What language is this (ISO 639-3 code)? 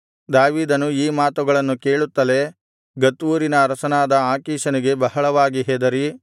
kan